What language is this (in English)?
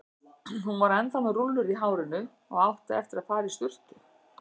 Icelandic